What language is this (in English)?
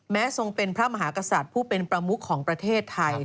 Thai